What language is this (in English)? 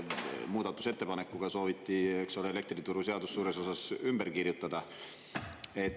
Estonian